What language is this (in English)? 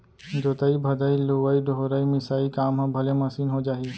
Chhattisgarhi